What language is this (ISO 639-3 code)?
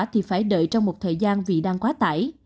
vie